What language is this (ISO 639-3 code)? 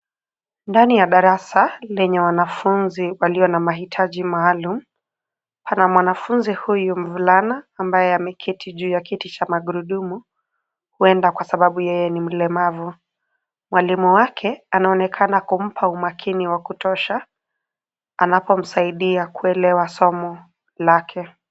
swa